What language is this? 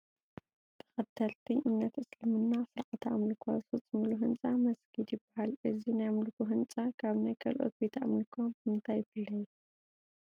Tigrinya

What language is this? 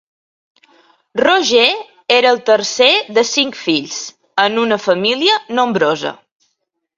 Catalan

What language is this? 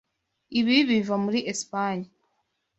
Kinyarwanda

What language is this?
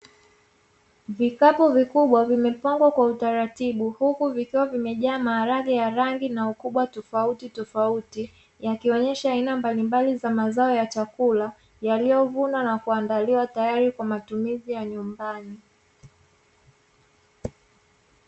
Swahili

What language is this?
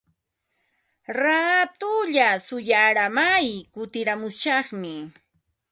Ambo-Pasco Quechua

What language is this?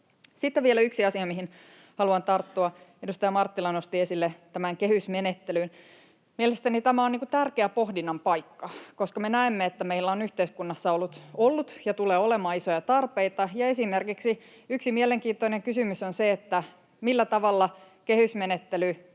Finnish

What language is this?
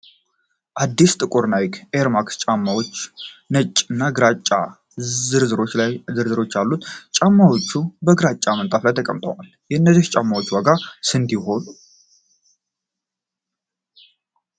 Amharic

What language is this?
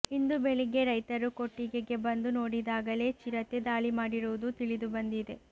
Kannada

